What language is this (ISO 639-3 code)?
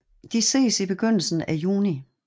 dan